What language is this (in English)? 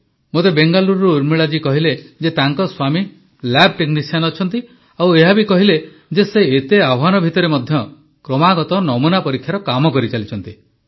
Odia